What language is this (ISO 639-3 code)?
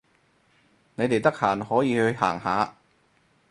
yue